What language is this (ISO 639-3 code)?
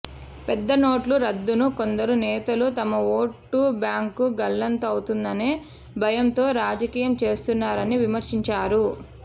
tel